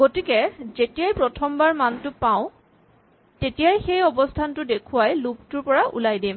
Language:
Assamese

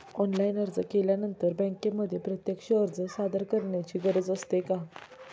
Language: Marathi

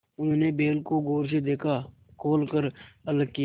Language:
Hindi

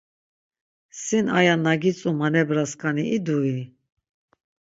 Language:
Laz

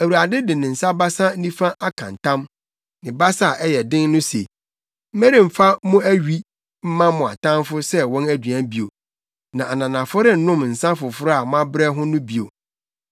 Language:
Akan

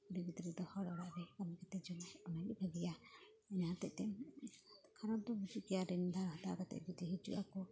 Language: Santali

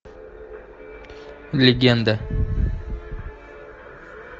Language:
Russian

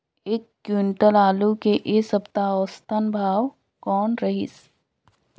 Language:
Chhattisgarhi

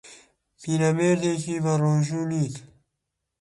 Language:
Central Kurdish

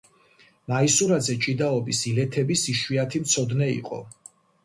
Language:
Georgian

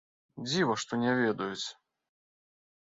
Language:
Belarusian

